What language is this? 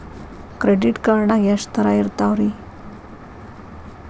Kannada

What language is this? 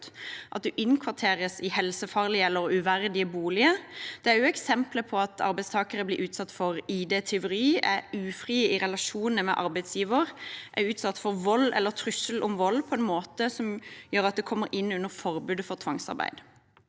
Norwegian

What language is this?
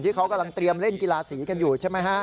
Thai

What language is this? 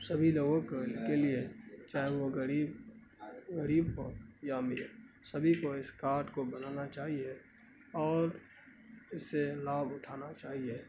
Urdu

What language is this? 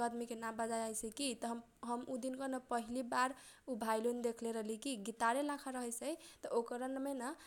Kochila Tharu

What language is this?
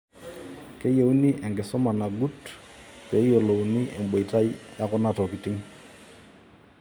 Masai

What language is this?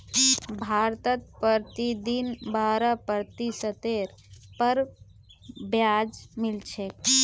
Magahi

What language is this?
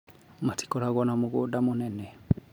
Kikuyu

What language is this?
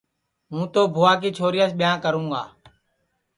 Sansi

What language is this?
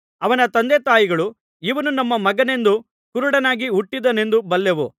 Kannada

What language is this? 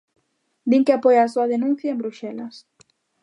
Galician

